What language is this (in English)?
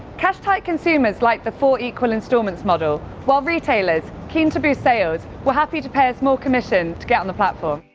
English